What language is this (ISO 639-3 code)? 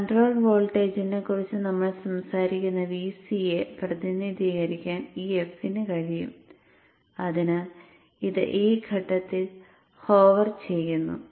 mal